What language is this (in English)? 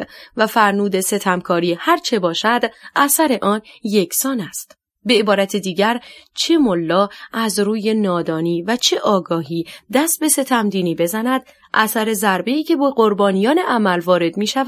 Persian